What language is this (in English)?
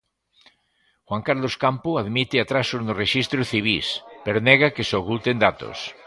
Galician